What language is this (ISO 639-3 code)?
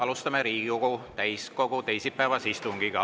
est